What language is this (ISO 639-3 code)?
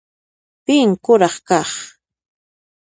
qxp